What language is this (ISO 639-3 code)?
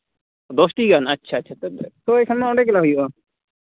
sat